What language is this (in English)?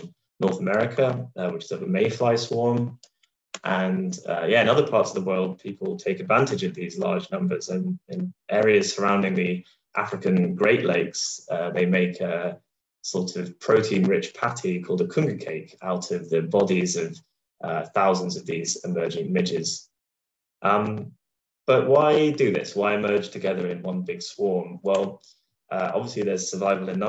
English